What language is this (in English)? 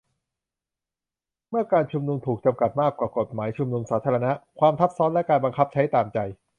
Thai